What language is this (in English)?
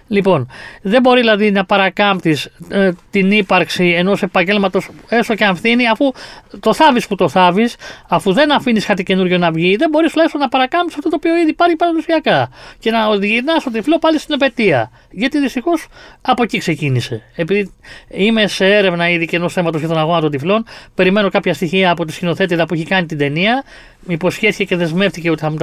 Greek